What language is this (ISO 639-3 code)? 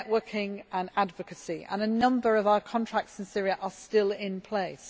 eng